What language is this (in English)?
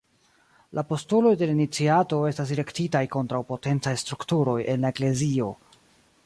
Esperanto